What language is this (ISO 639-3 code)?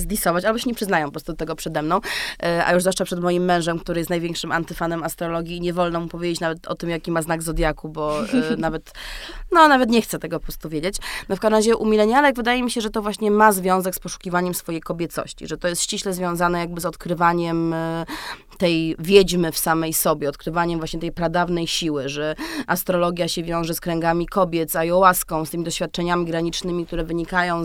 pol